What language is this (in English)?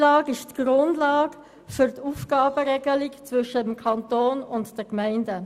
Swiss German